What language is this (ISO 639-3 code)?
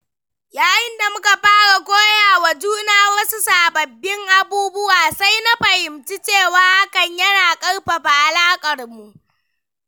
hau